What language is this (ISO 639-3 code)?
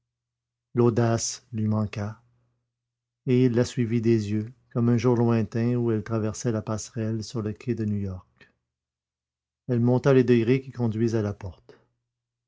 fra